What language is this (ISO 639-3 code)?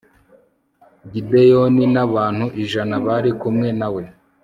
kin